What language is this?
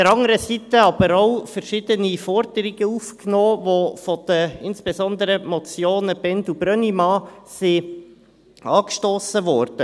Swiss German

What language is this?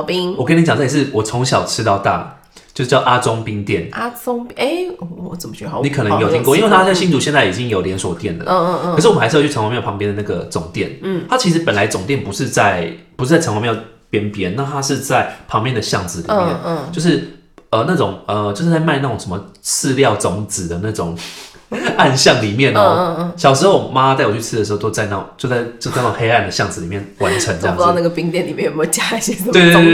Chinese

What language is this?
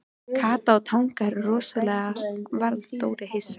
Icelandic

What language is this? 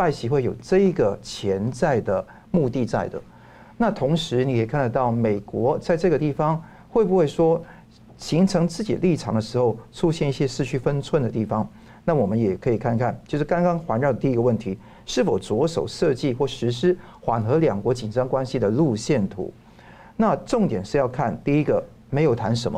Chinese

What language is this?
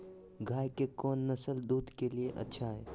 Magahi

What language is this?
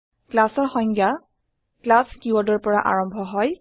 Assamese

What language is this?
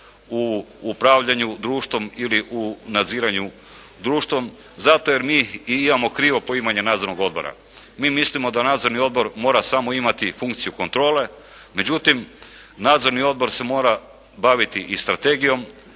Croatian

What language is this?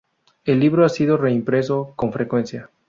Spanish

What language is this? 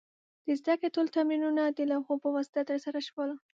Pashto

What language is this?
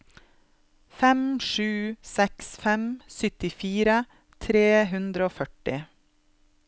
Norwegian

